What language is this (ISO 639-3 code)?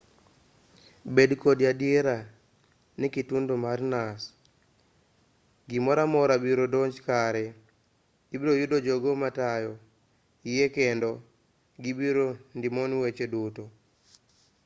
luo